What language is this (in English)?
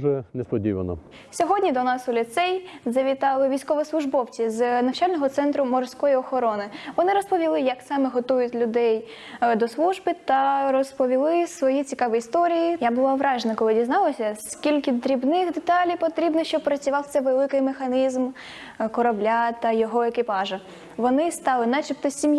Ukrainian